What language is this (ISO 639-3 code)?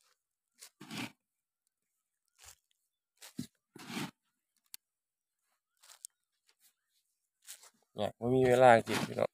tha